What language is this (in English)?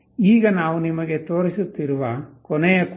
Kannada